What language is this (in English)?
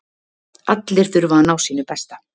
Icelandic